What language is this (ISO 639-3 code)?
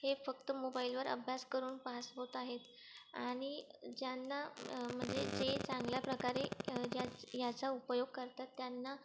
mar